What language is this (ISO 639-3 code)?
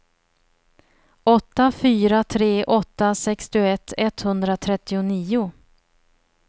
swe